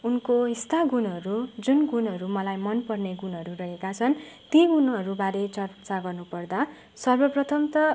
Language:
Nepali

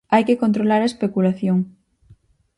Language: Galician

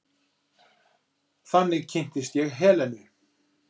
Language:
Icelandic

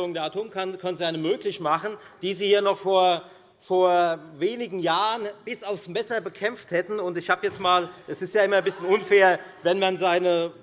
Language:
German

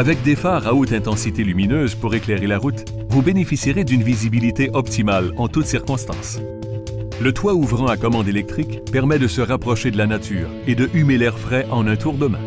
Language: French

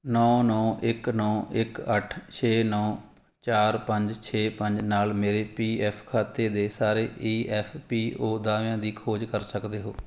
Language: Punjabi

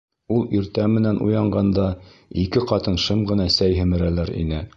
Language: Bashkir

